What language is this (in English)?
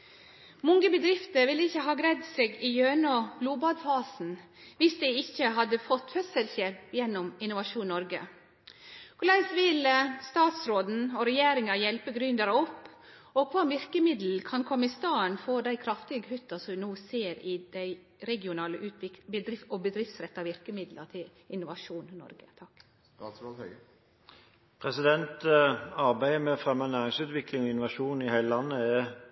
Norwegian